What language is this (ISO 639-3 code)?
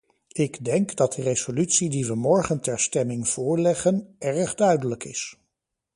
nld